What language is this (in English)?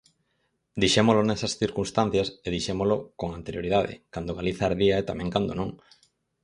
Galician